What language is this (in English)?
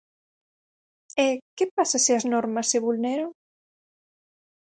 Galician